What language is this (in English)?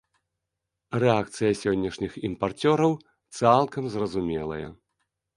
Belarusian